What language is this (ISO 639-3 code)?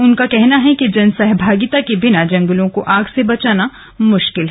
hin